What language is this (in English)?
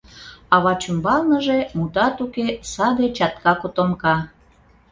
Mari